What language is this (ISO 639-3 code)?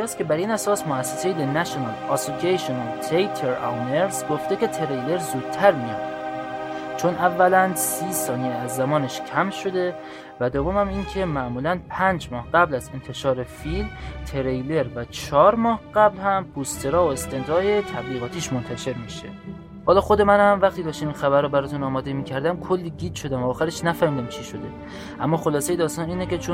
fas